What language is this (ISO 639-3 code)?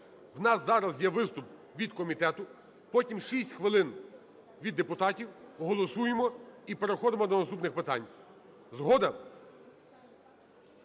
ukr